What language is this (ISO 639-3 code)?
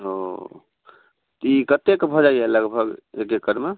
mai